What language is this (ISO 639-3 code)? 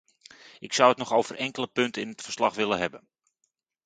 nld